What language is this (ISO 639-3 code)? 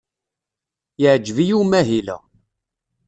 kab